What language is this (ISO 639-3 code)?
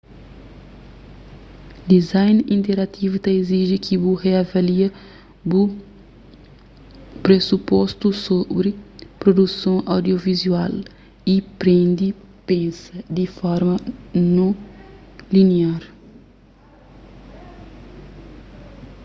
kea